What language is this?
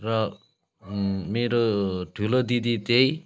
Nepali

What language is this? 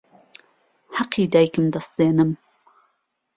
Central Kurdish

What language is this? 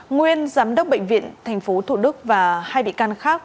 Vietnamese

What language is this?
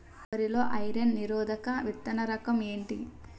Telugu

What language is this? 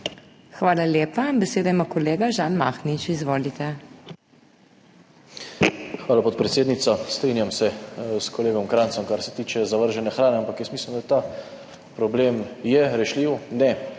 Slovenian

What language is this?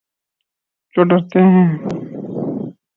Urdu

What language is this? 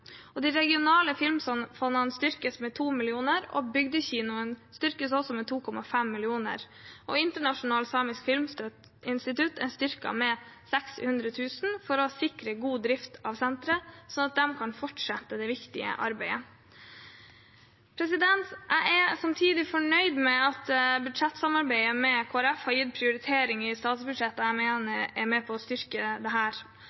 Norwegian Bokmål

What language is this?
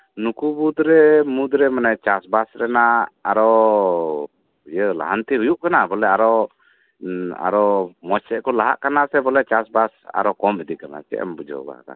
Santali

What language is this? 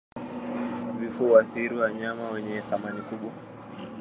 Swahili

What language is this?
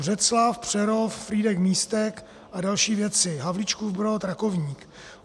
Czech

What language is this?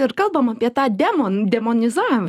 Lithuanian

